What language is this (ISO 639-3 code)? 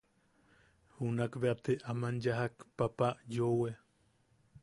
yaq